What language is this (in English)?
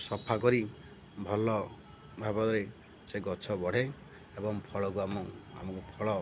Odia